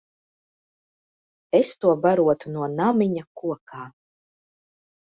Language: Latvian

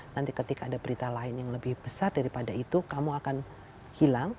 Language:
Indonesian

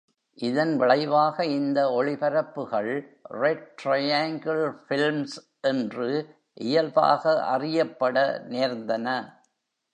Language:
Tamil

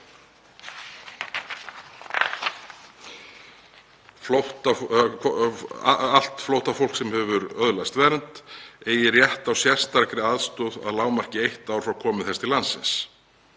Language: Icelandic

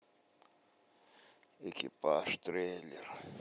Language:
Russian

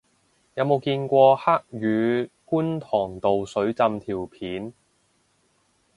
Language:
Cantonese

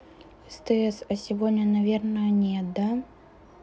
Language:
Russian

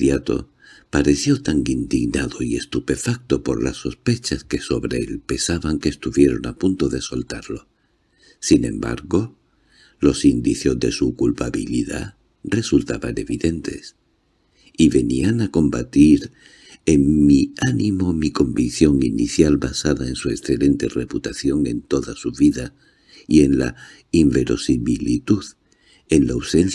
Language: Spanish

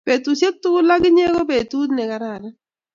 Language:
Kalenjin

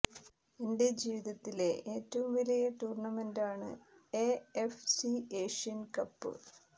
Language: Malayalam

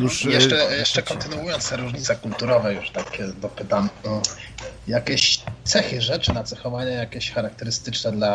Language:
Polish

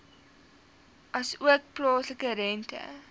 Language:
Afrikaans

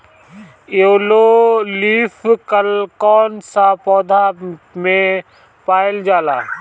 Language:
Bhojpuri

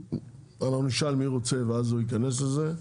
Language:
Hebrew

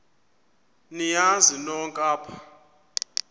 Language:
Xhosa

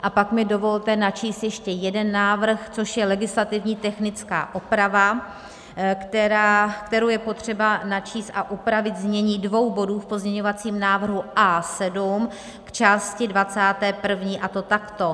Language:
Czech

